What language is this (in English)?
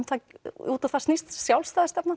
Icelandic